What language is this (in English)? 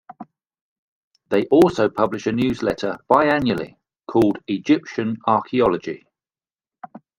English